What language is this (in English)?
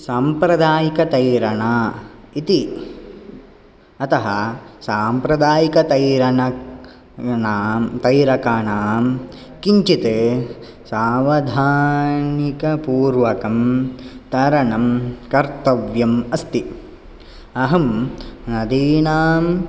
Sanskrit